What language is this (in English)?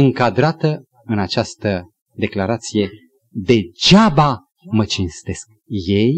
Romanian